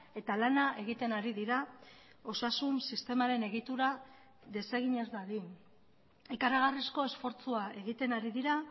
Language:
Basque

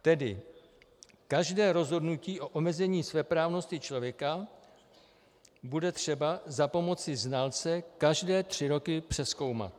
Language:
Czech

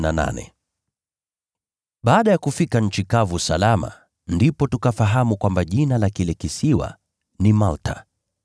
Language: Swahili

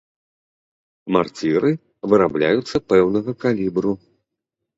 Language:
Belarusian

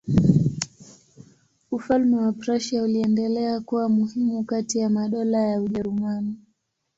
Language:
Swahili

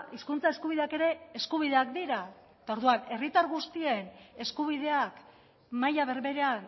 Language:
Basque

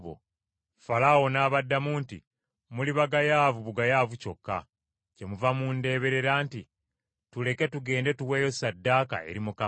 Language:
Ganda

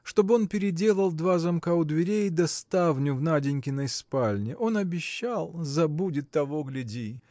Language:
Russian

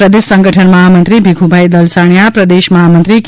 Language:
Gujarati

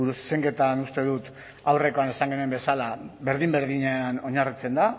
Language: Basque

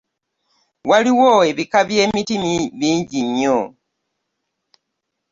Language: Ganda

